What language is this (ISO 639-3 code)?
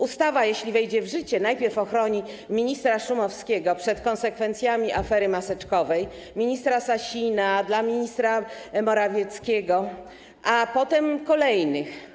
pol